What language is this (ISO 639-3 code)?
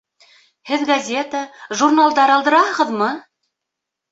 bak